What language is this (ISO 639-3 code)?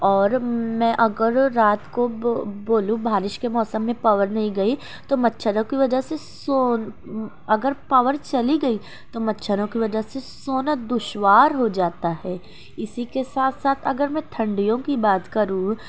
urd